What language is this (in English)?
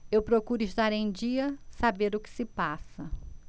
Portuguese